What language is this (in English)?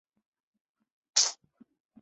Chinese